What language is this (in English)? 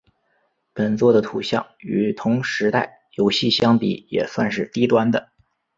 Chinese